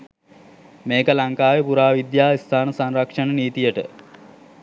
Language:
Sinhala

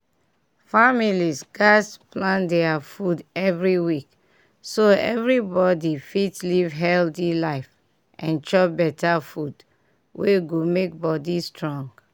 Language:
Nigerian Pidgin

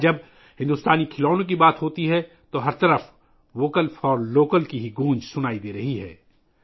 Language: Urdu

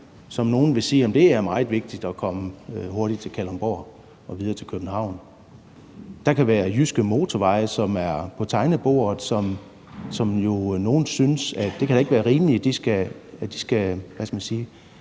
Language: Danish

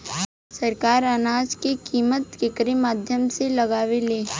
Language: Bhojpuri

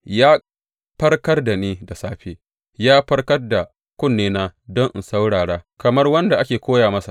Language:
Hausa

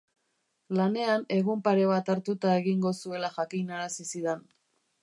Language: Basque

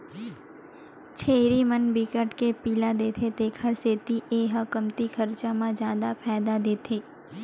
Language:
Chhattisgarhi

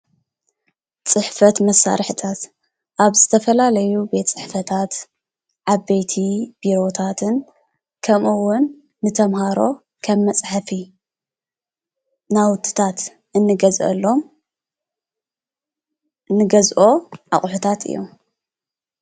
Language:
Tigrinya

